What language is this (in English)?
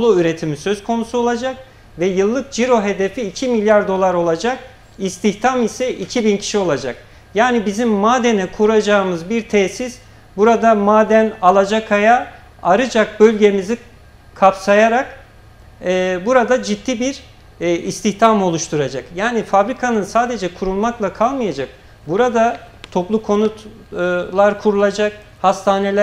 Turkish